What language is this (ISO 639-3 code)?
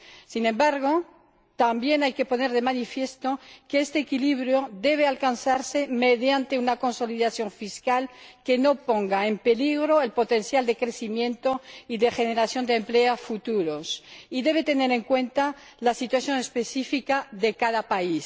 spa